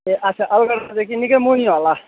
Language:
Nepali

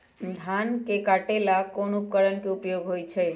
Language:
Magahi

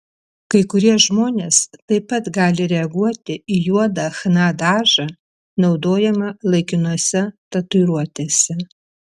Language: Lithuanian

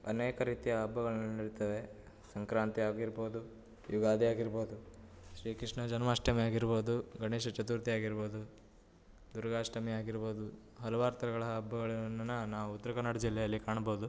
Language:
Kannada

